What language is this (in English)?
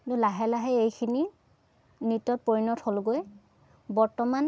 Assamese